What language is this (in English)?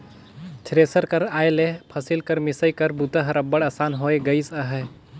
Chhattisgarhi